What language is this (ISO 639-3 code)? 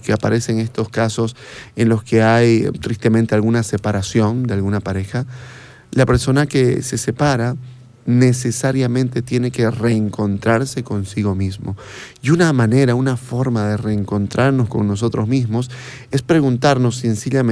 spa